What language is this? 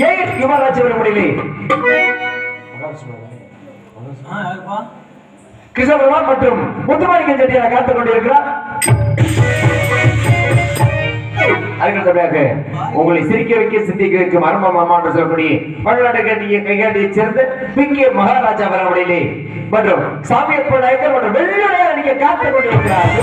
Arabic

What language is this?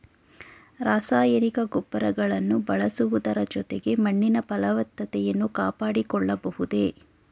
Kannada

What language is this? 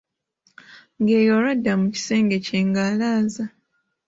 Ganda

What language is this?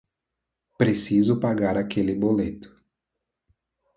Portuguese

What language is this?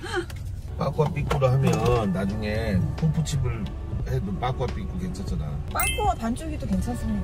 Korean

